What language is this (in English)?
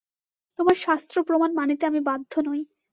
Bangla